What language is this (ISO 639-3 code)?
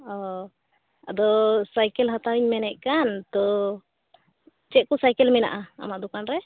sat